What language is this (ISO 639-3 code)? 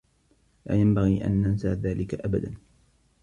ara